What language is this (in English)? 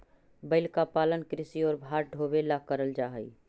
Magahi